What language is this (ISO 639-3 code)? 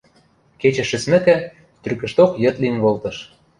mrj